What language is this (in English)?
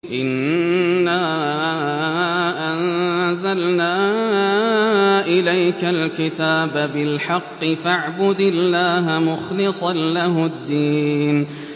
Arabic